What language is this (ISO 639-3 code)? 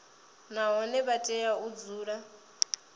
ven